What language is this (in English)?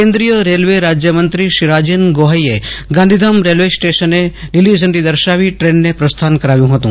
Gujarati